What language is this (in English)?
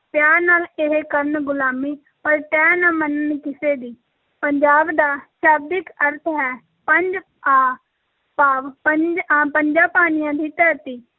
Punjabi